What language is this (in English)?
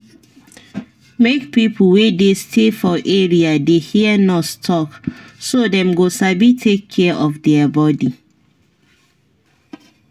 Nigerian Pidgin